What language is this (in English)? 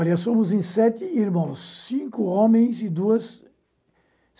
Portuguese